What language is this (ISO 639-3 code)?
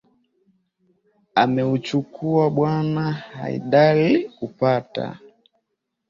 swa